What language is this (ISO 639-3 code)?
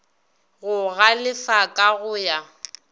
nso